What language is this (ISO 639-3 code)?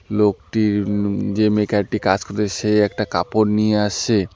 ben